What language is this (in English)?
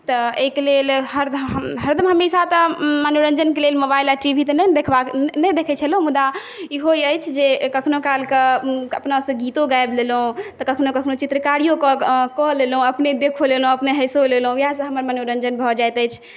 Maithili